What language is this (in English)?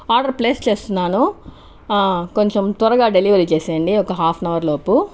Telugu